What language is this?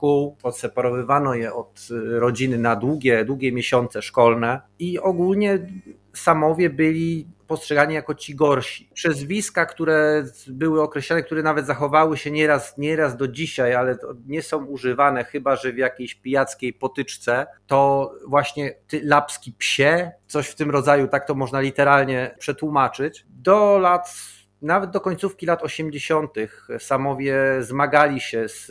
Polish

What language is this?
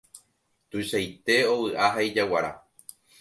Guarani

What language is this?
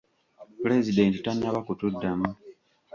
Ganda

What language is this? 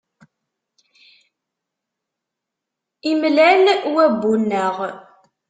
Kabyle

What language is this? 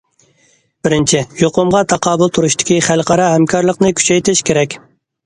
Uyghur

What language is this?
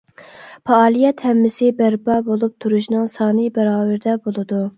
Uyghur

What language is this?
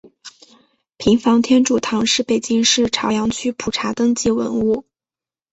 Chinese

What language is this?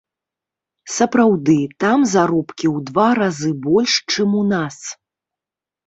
Belarusian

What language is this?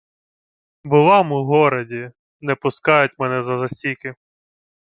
Ukrainian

